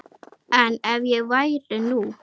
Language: Icelandic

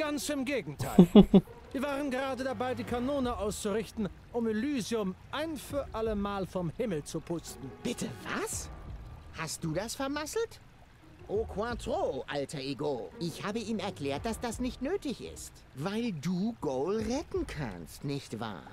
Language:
German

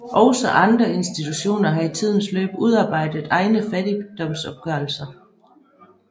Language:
Danish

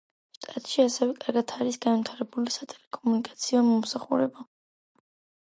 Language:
Georgian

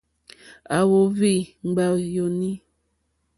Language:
Mokpwe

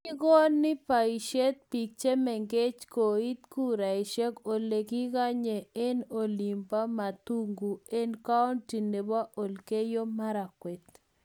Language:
Kalenjin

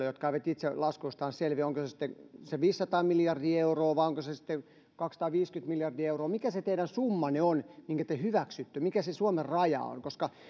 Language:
Finnish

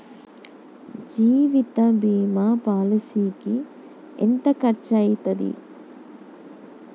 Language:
Telugu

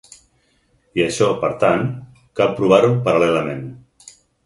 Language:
Catalan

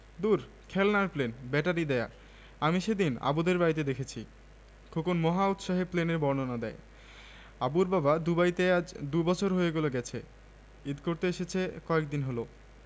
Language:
Bangla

